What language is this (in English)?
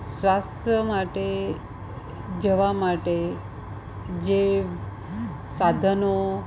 Gujarati